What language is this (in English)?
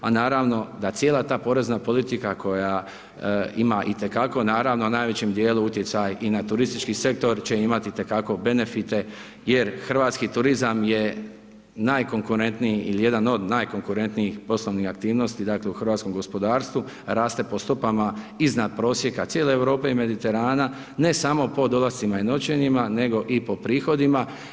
Croatian